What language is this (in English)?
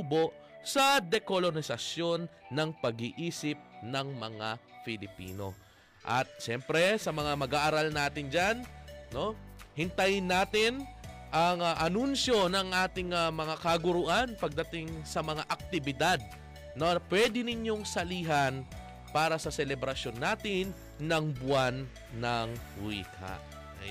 Filipino